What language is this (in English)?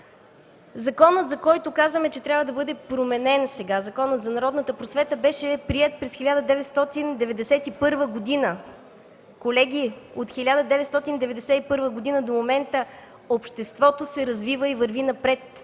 Bulgarian